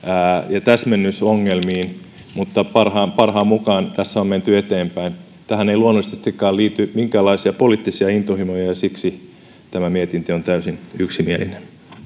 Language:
Finnish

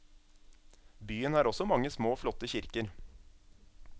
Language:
Norwegian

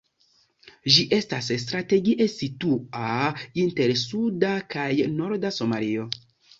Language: Esperanto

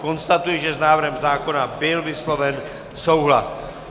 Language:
Czech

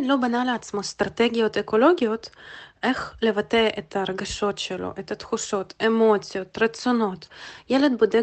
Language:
Hebrew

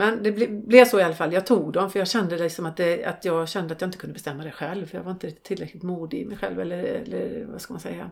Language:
Swedish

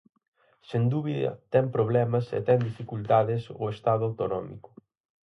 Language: Galician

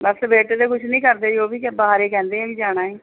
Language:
Punjabi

